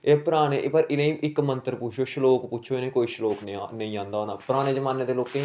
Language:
Dogri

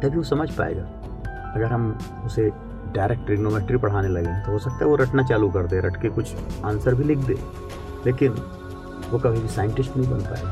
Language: Hindi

